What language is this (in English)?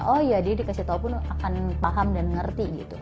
Indonesian